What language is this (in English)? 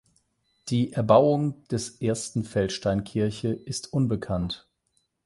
German